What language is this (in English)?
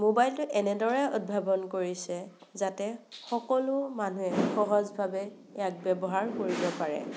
Assamese